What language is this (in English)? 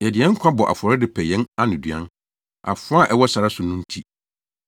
Akan